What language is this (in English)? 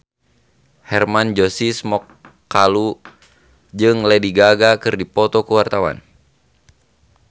Sundanese